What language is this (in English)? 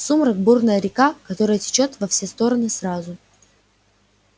Russian